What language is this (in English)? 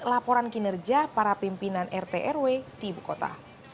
Indonesian